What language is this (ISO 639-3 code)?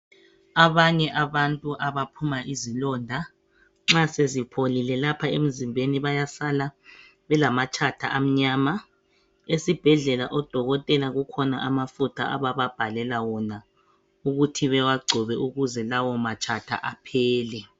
nde